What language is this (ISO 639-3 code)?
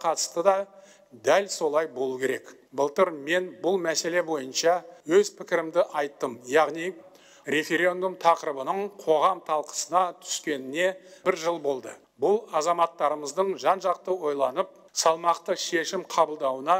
rus